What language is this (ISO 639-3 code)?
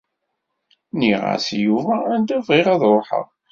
kab